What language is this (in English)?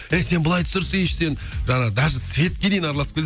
Kazakh